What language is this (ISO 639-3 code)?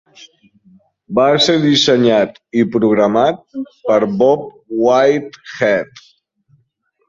cat